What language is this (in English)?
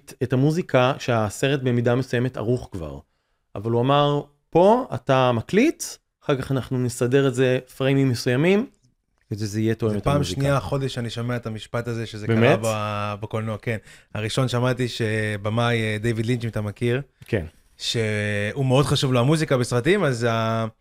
Hebrew